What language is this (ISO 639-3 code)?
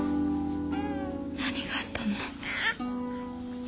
jpn